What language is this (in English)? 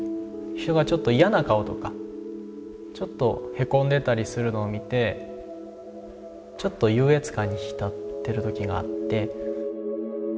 Japanese